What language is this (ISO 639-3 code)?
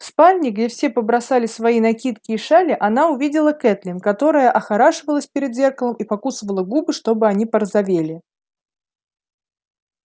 rus